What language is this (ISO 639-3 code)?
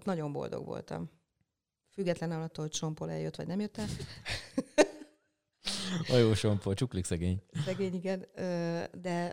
hun